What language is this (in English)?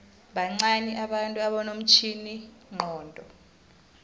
South Ndebele